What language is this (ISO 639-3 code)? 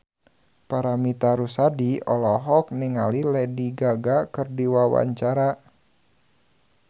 sun